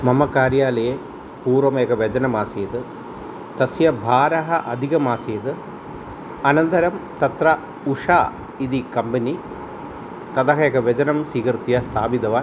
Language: Sanskrit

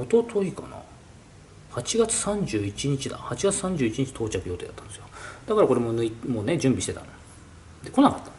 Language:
Japanese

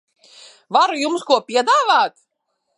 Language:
Latvian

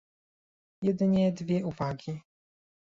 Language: Polish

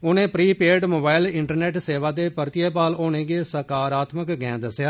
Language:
Dogri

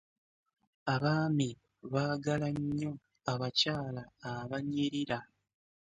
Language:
Ganda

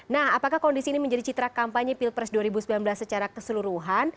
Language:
Indonesian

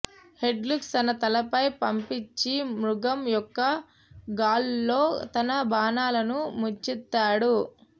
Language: Telugu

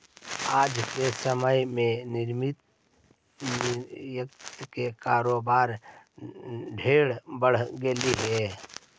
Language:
Magahi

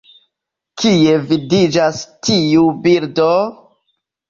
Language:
Esperanto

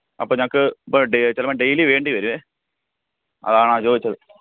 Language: Malayalam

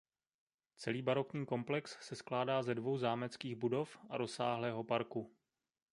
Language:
Czech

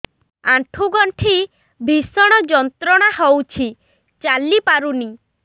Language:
Odia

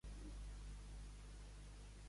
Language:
Catalan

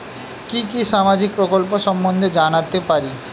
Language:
Bangla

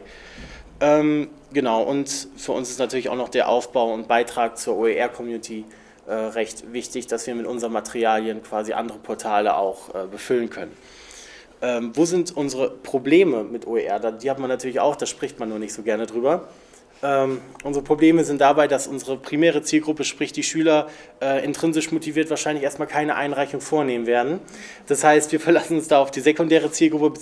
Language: German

